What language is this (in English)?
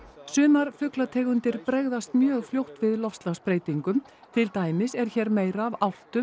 Icelandic